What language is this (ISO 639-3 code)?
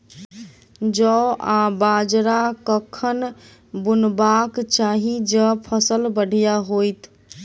mai